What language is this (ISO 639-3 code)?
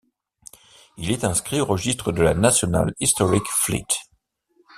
fra